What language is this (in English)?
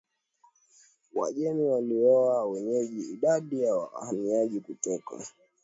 Swahili